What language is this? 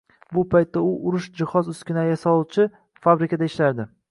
Uzbek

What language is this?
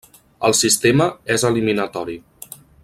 Catalan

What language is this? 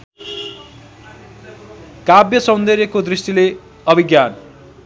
Nepali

